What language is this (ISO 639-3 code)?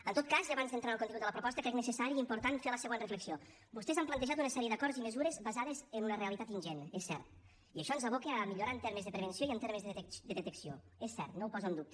cat